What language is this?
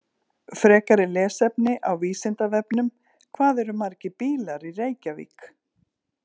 Icelandic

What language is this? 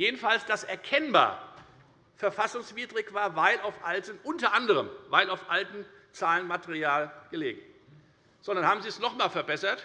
German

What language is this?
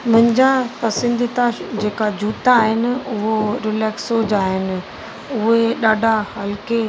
Sindhi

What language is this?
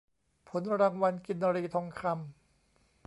Thai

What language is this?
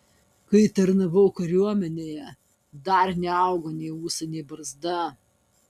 Lithuanian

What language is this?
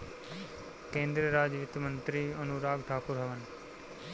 Bhojpuri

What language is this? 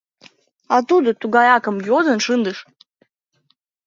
Mari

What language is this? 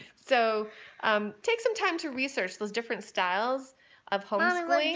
English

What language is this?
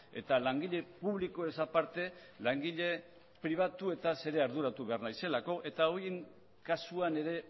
Basque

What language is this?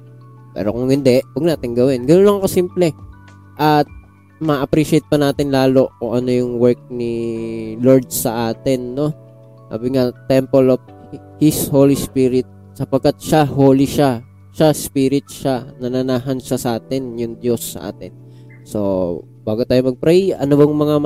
Filipino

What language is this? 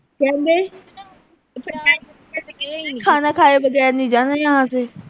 Punjabi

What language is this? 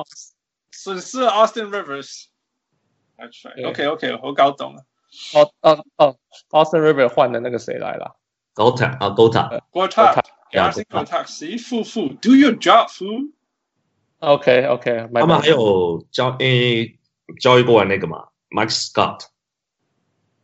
Chinese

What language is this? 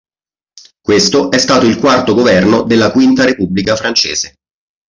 Italian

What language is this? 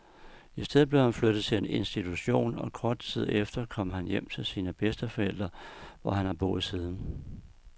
Danish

